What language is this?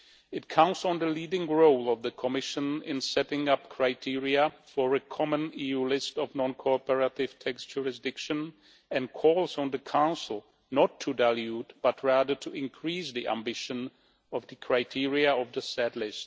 English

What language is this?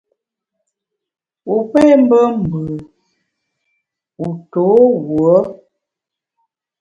Bamun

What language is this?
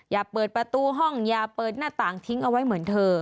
Thai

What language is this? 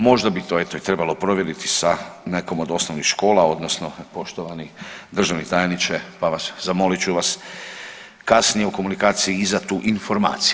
Croatian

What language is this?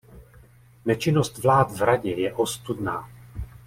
Czech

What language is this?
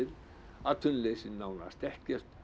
Icelandic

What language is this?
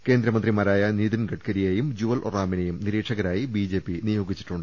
Malayalam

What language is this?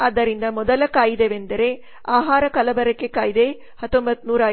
Kannada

